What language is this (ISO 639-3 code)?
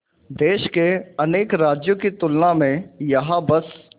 hin